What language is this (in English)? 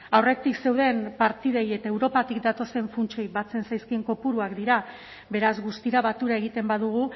Basque